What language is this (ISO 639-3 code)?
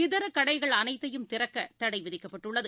tam